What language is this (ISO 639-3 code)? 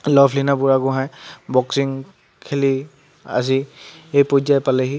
asm